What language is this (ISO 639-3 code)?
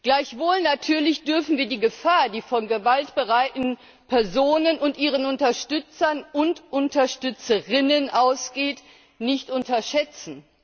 deu